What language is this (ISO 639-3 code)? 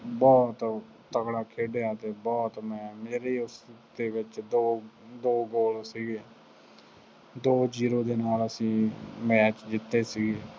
pan